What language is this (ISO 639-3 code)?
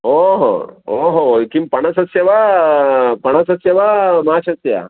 san